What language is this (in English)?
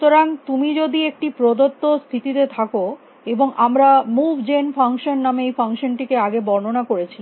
Bangla